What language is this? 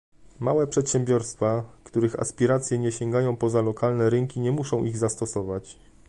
Polish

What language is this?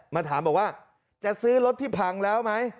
Thai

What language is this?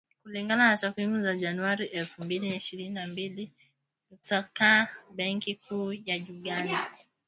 Swahili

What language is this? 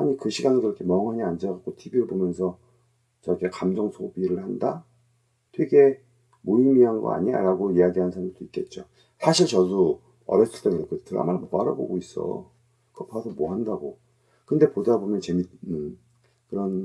Korean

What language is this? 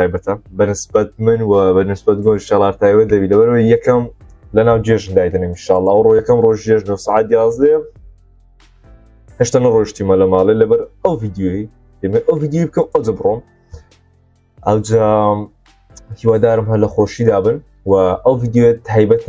Arabic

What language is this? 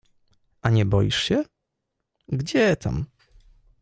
Polish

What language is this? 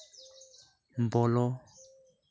Santali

